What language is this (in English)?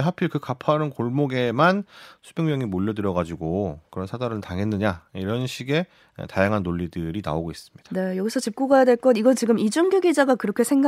Korean